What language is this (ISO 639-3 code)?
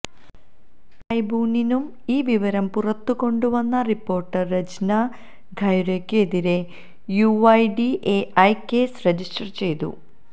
mal